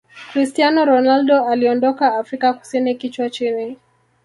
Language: Swahili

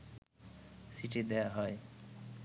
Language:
Bangla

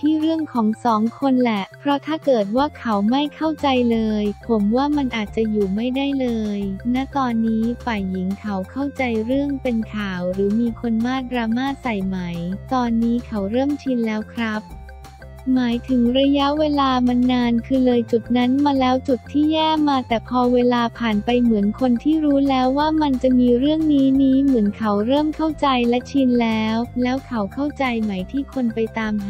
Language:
Thai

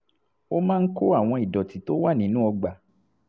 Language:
Yoruba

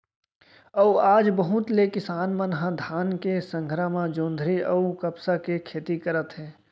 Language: Chhattisgarhi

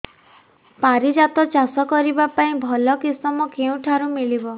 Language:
Odia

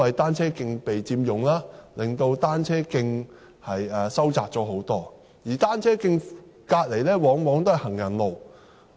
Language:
Cantonese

